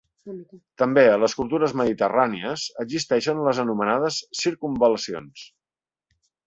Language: Catalan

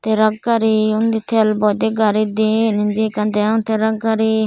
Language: Chakma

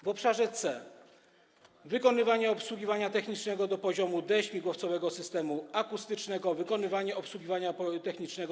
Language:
Polish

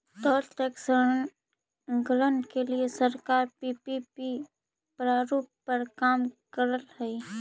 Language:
Magahi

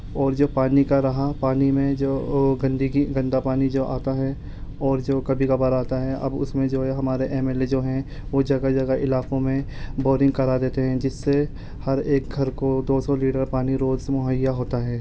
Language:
Urdu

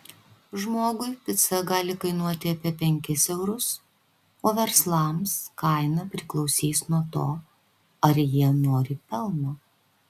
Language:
Lithuanian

